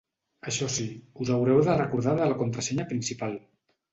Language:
Catalan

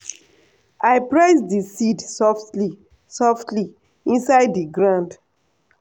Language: Nigerian Pidgin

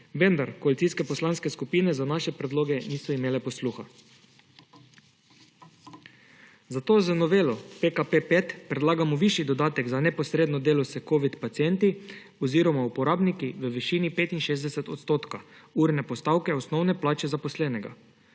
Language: Slovenian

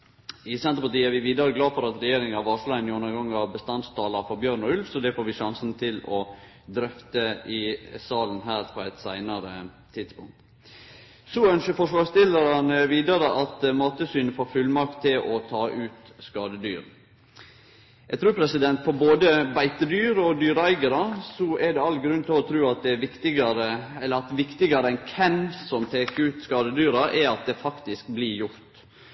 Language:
Norwegian Nynorsk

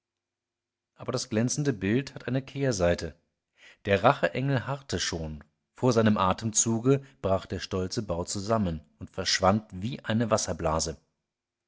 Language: German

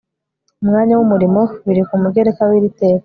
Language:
Kinyarwanda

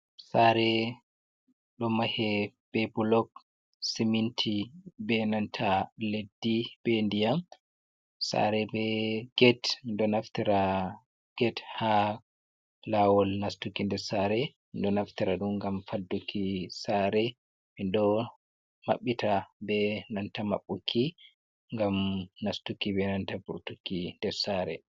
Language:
Fula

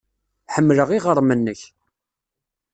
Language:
Kabyle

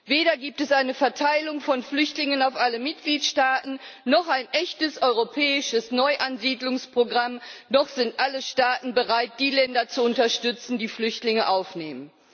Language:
German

